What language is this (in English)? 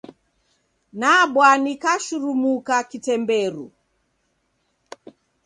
Taita